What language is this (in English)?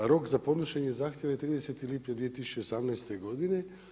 Croatian